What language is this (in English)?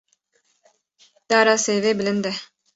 Kurdish